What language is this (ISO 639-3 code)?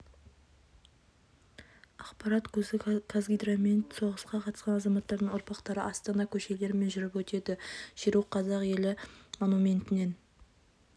kaz